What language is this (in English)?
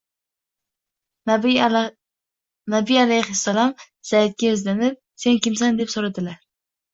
Uzbek